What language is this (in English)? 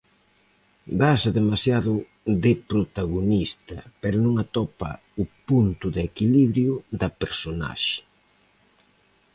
Galician